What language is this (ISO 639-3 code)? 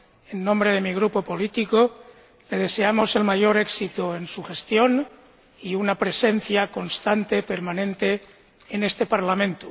spa